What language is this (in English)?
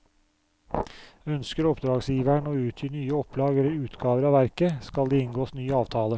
Norwegian